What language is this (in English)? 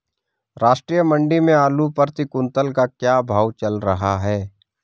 Hindi